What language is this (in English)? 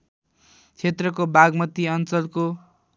Nepali